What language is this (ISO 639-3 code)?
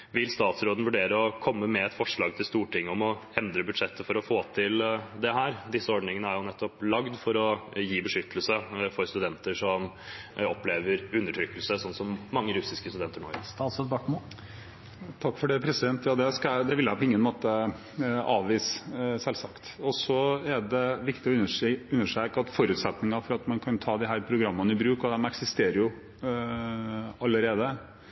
nob